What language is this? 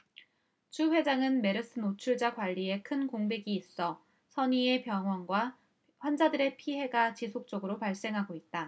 Korean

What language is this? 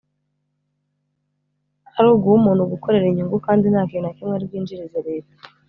Kinyarwanda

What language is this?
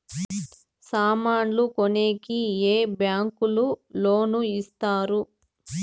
Telugu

